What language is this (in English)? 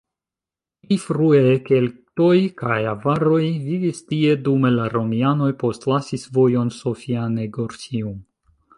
Esperanto